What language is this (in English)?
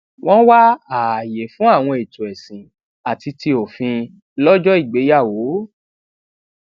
Yoruba